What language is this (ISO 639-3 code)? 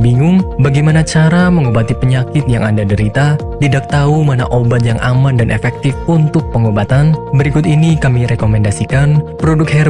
ind